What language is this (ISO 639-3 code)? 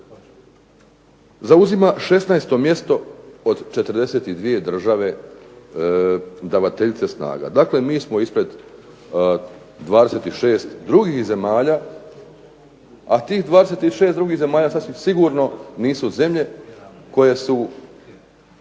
hrv